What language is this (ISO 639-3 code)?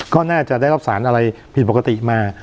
tha